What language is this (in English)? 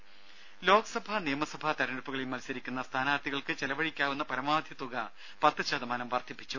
Malayalam